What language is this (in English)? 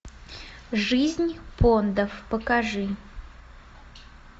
Russian